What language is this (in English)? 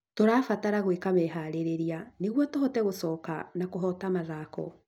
Kikuyu